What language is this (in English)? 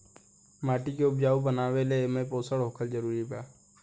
Bhojpuri